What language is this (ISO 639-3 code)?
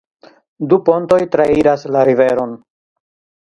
epo